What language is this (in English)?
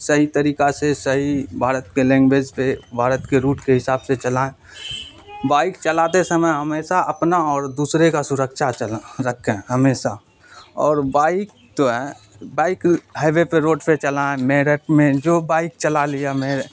Urdu